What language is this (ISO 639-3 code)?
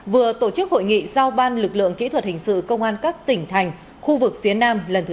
vie